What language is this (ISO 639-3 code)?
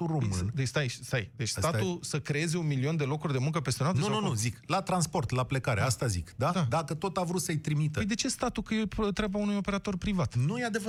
ron